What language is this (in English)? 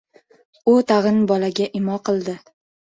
Uzbek